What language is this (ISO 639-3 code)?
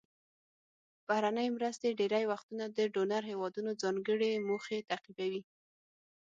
pus